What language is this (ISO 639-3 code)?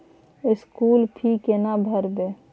mai